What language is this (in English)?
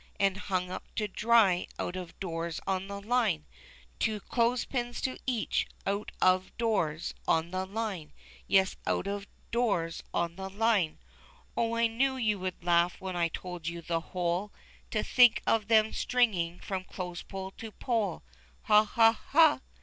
English